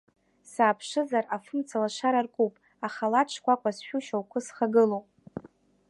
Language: Abkhazian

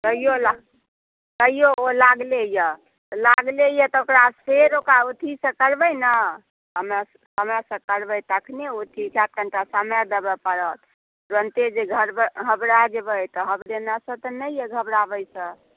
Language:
Maithili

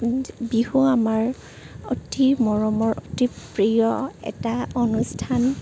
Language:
Assamese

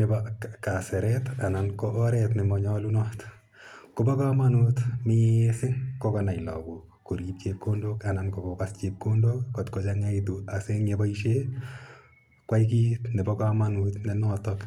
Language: Kalenjin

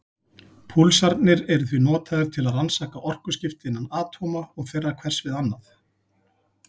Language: Icelandic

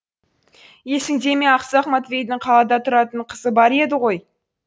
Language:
Kazakh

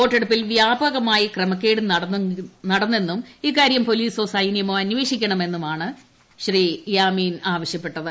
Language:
Malayalam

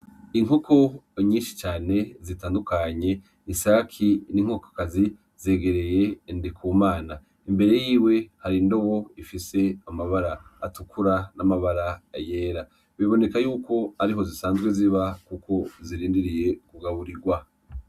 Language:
Rundi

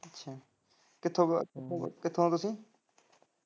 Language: Punjabi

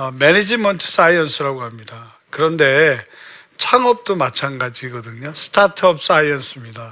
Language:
Korean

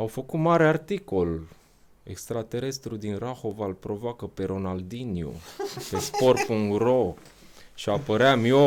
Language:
Romanian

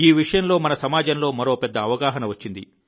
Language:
Telugu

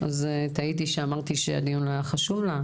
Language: Hebrew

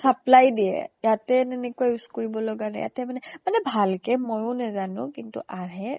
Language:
Assamese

